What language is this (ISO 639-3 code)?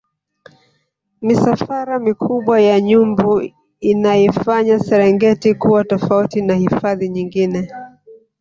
swa